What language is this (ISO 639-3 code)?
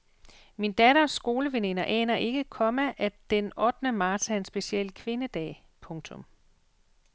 dan